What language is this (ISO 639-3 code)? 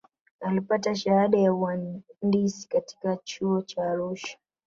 swa